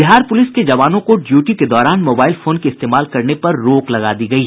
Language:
Hindi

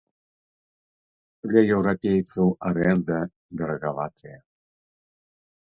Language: Belarusian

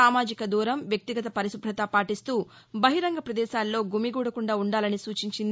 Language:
Telugu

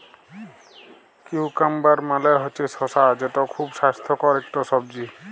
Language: Bangla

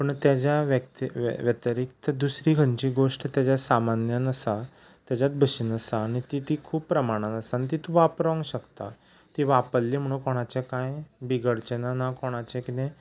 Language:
Konkani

